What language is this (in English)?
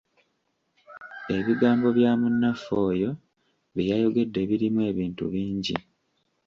Ganda